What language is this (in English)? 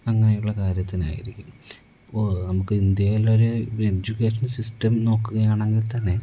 Malayalam